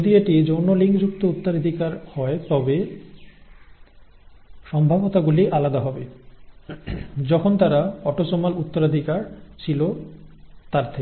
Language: Bangla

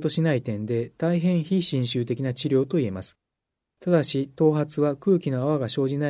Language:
Japanese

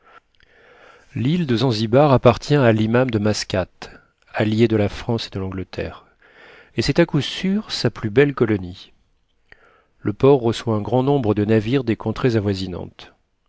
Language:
French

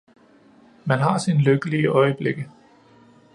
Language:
Danish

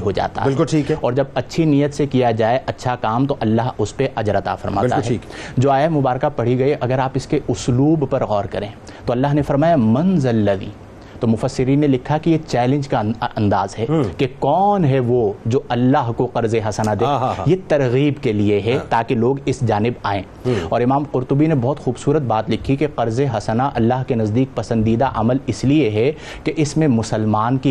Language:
Urdu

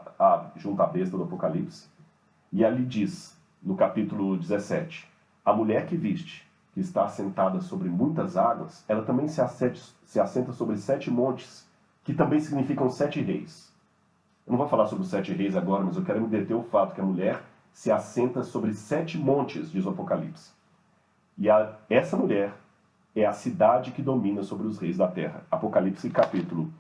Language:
Portuguese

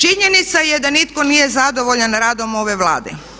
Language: Croatian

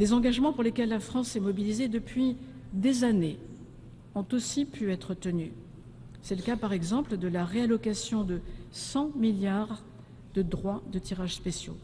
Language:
French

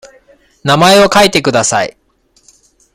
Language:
Japanese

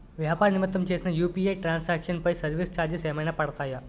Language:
Telugu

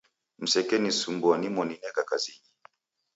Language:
Taita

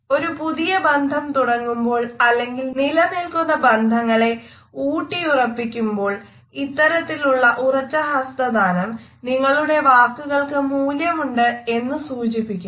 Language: Malayalam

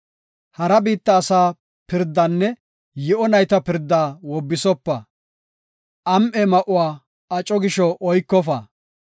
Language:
Gofa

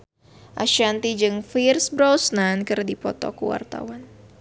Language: Sundanese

